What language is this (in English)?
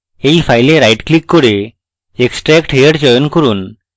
Bangla